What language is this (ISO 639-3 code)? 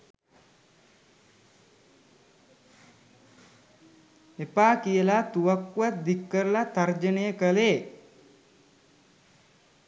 sin